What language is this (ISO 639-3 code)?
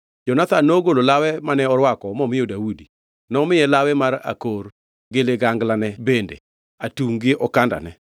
luo